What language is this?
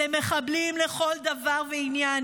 Hebrew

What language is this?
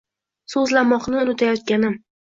Uzbek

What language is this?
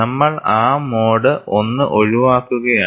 Malayalam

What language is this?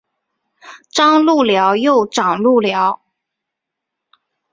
Chinese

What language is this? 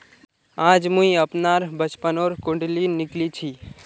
Magahi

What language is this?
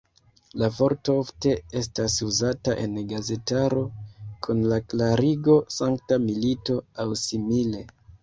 Esperanto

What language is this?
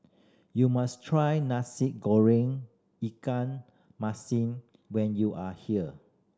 English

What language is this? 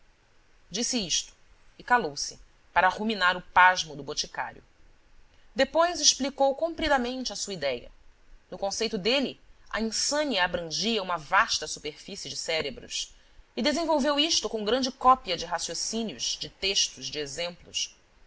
Portuguese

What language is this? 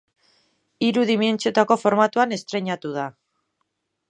Basque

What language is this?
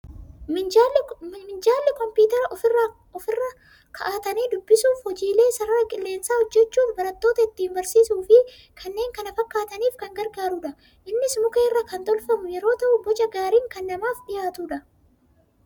Oromo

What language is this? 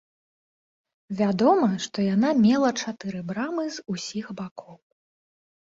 Belarusian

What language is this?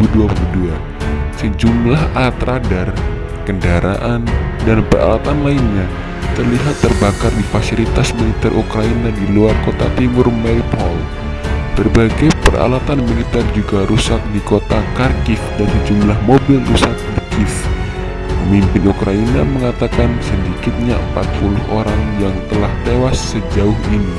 Indonesian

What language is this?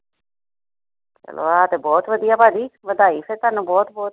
Punjabi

